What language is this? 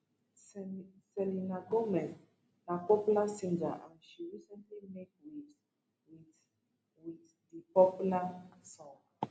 Nigerian Pidgin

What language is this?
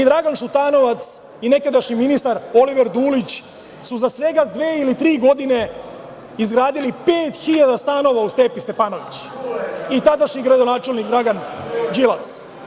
Serbian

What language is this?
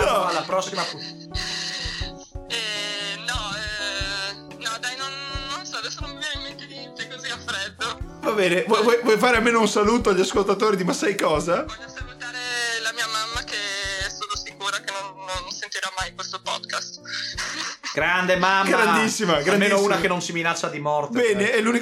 Italian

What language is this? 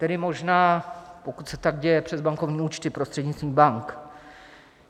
Czech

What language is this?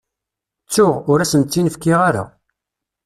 Kabyle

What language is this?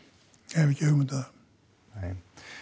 Icelandic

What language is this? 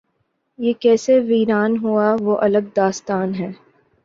Urdu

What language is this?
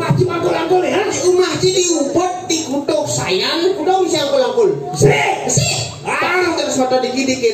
Indonesian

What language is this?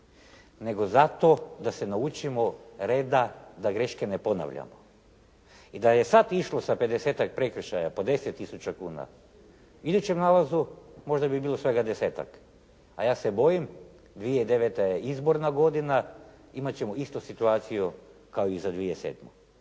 Croatian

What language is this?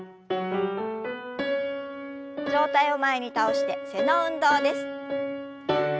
Japanese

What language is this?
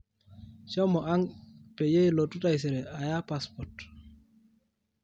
Masai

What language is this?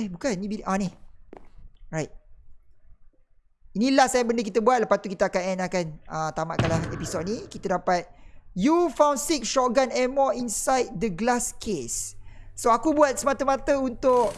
Malay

